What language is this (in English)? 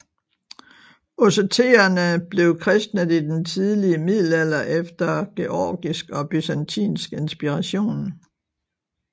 Danish